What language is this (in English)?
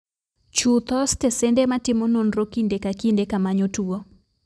Luo (Kenya and Tanzania)